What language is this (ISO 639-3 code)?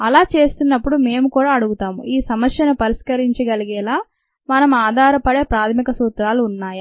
tel